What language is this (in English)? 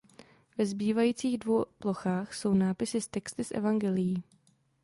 Czech